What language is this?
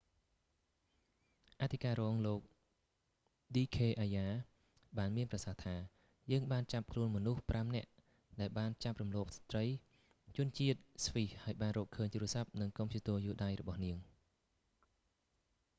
Khmer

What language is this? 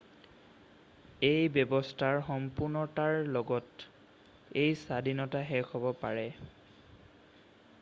Assamese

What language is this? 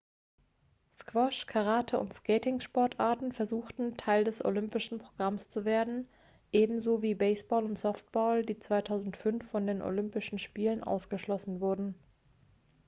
German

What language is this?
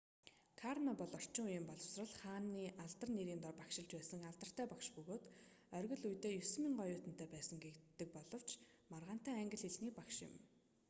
Mongolian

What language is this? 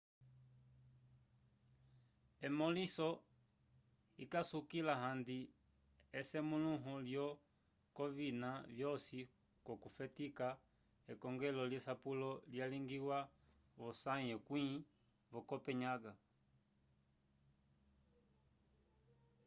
Umbundu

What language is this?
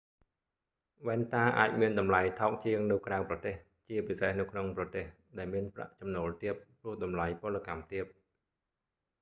Khmer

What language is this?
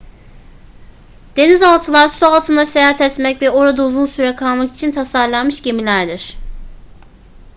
Turkish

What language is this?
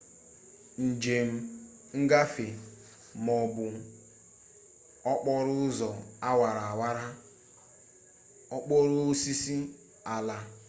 Igbo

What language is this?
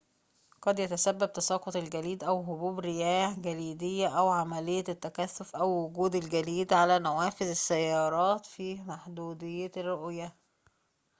Arabic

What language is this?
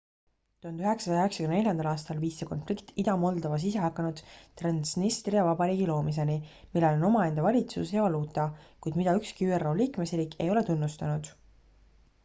Estonian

